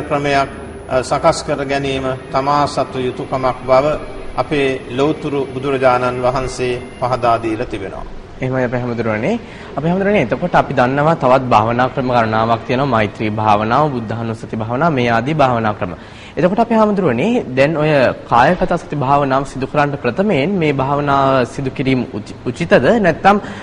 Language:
Turkish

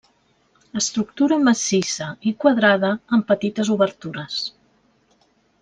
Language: Catalan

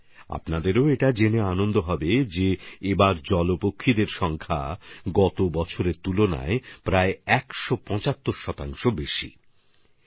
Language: Bangla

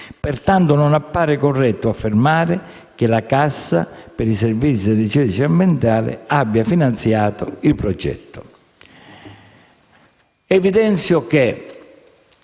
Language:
Italian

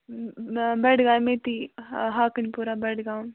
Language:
Kashmiri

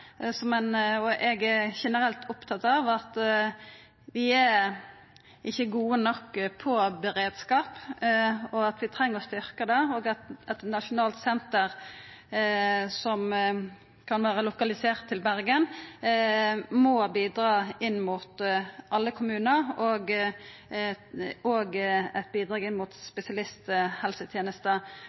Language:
Norwegian Nynorsk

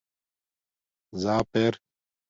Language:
Domaaki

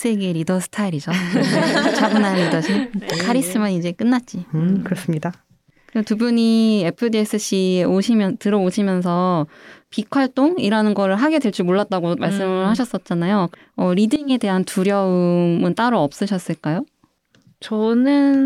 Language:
Korean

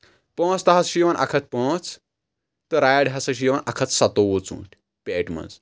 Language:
Kashmiri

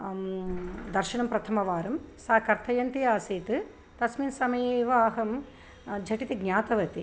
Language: Sanskrit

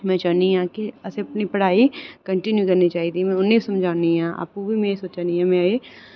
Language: Dogri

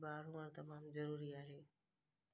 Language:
Sindhi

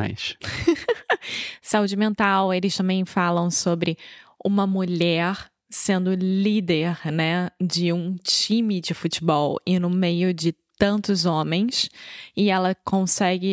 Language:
Portuguese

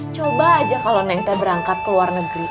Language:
Indonesian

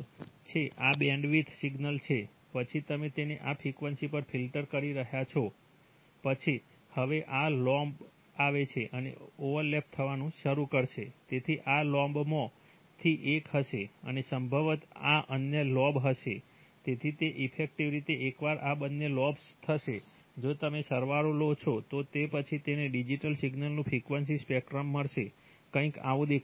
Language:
Gujarati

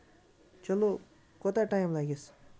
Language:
Kashmiri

